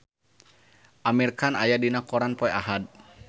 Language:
Sundanese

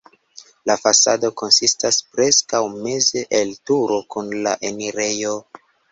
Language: Esperanto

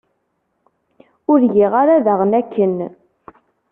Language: Kabyle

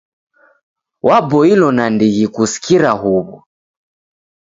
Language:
Taita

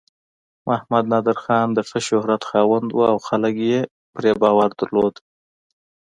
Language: Pashto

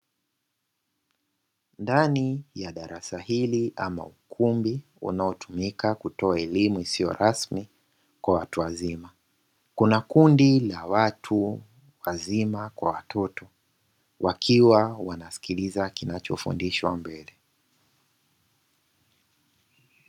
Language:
Swahili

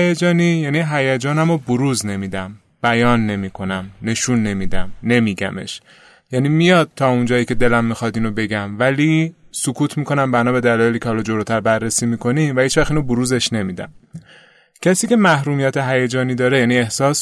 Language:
Persian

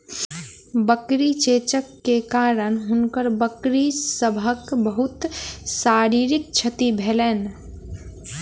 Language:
Maithili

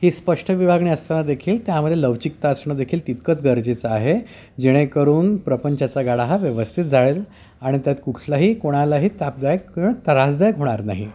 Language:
Marathi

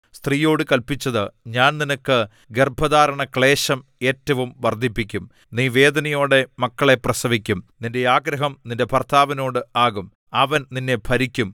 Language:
Malayalam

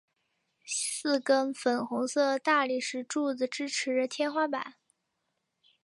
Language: Chinese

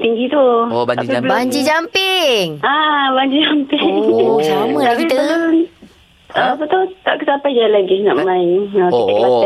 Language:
Malay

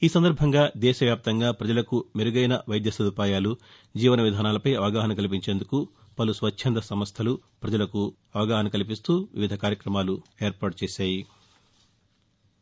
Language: Telugu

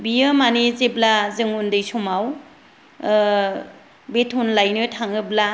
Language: Bodo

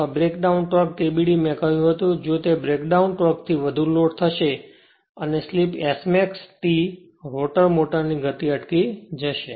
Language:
Gujarati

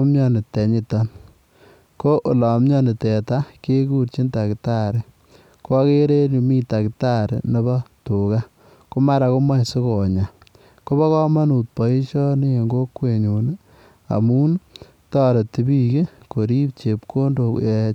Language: Kalenjin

